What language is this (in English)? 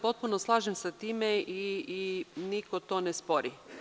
Serbian